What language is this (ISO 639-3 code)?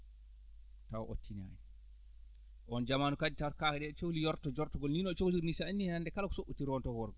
ful